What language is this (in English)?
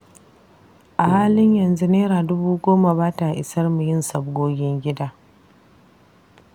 Hausa